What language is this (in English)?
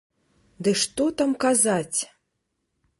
Belarusian